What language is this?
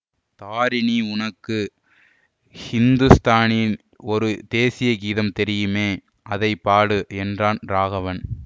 Tamil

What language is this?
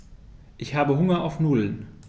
German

